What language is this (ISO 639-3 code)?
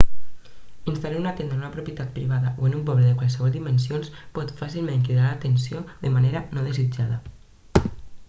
cat